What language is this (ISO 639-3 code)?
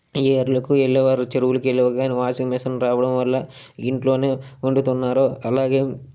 tel